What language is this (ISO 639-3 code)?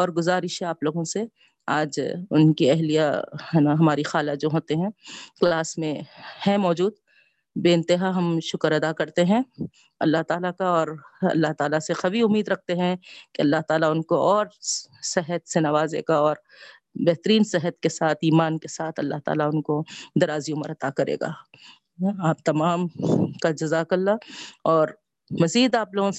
urd